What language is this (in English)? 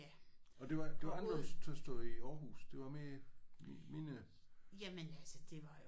Danish